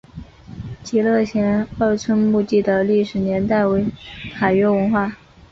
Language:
Chinese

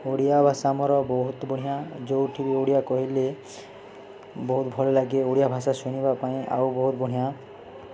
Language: Odia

